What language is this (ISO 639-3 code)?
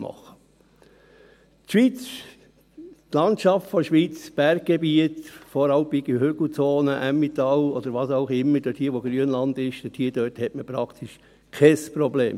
gsw